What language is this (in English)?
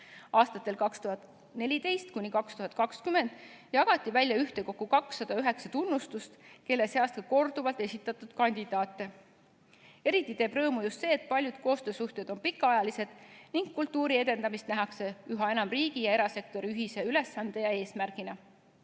Estonian